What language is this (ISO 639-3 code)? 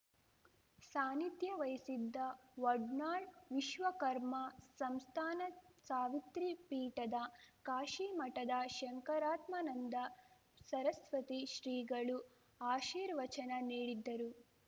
kan